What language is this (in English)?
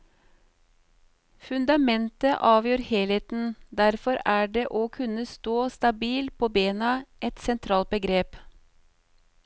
Norwegian